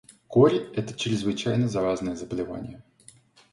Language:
Russian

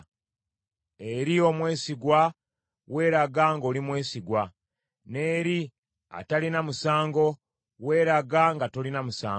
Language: Ganda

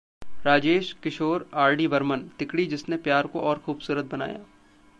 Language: Hindi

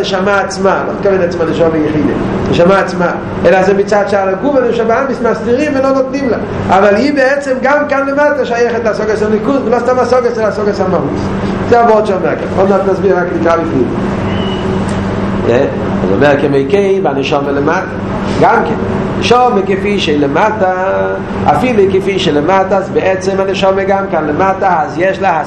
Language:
Hebrew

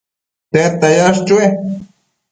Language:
Matsés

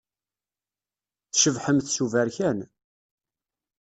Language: Kabyle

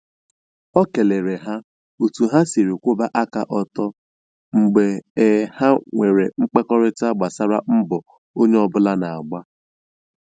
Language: Igbo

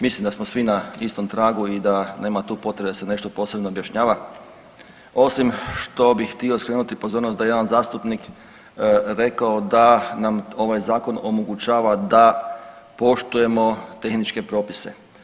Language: Croatian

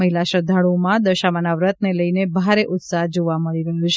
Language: Gujarati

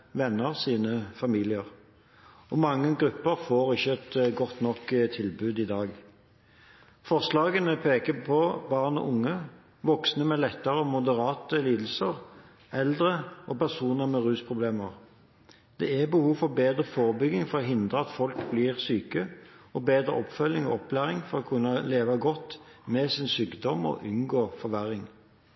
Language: Norwegian Bokmål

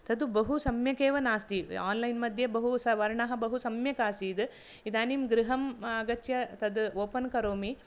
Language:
Sanskrit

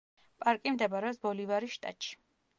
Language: Georgian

